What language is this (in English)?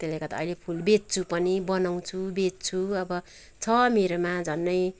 Nepali